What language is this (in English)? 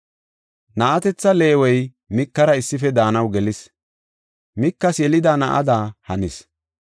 Gofa